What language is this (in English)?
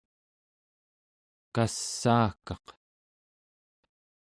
Central Yupik